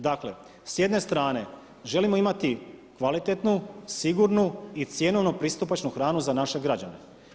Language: Croatian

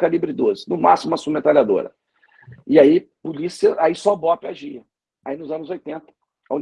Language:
Portuguese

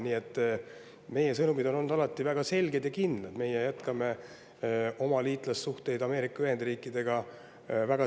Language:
Estonian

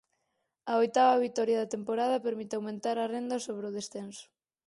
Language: Galician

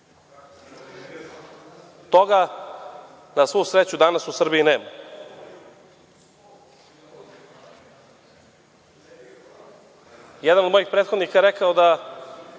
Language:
Serbian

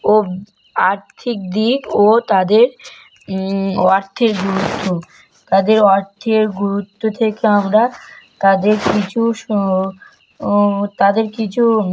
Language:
Bangla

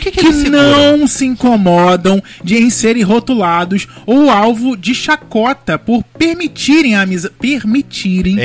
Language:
Portuguese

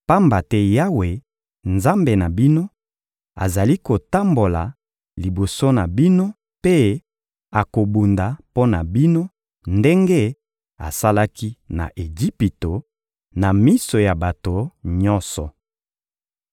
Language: Lingala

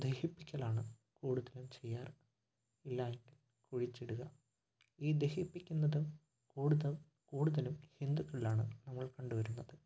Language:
Malayalam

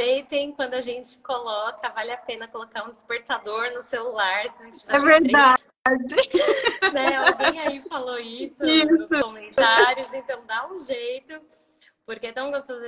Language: Portuguese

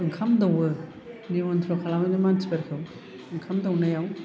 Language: Bodo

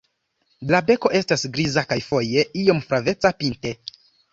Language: Esperanto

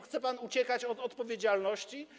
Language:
Polish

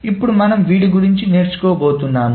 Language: Telugu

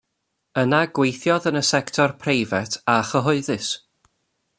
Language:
Welsh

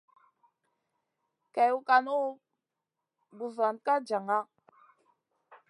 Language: Masana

